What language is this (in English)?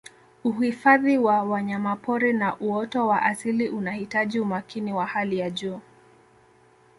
Swahili